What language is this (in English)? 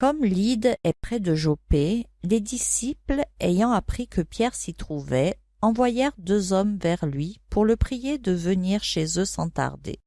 French